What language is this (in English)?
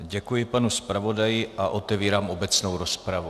Czech